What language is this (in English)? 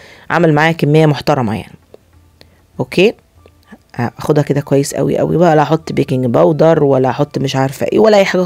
Arabic